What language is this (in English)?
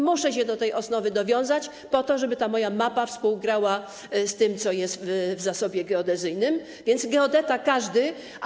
Polish